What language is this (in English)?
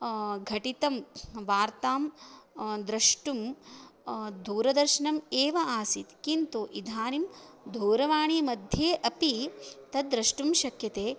Sanskrit